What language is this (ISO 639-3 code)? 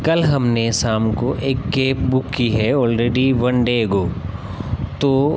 hin